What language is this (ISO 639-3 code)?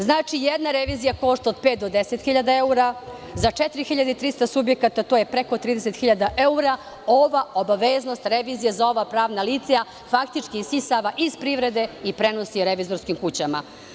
srp